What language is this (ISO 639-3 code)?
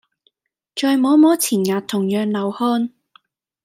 yue